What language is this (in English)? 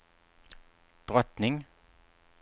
Swedish